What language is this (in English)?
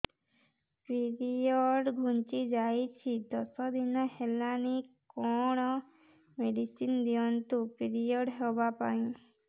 Odia